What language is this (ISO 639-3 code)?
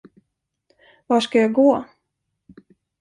swe